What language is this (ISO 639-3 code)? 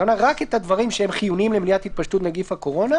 heb